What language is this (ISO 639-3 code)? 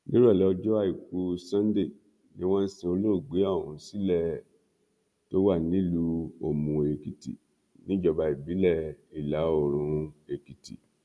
yor